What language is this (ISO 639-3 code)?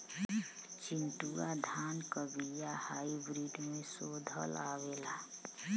bho